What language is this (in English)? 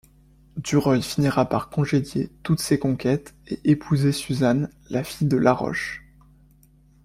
French